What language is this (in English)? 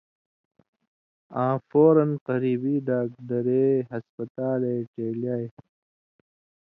Indus Kohistani